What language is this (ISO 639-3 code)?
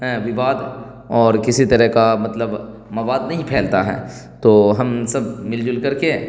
urd